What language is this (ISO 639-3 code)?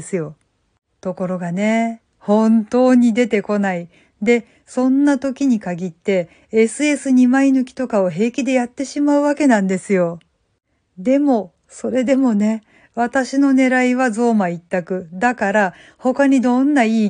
jpn